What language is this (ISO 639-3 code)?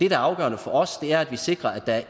dan